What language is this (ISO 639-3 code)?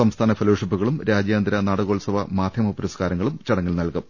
mal